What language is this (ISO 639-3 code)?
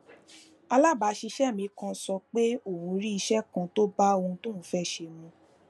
yor